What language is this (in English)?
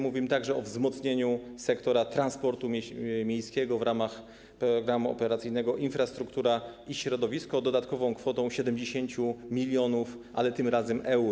Polish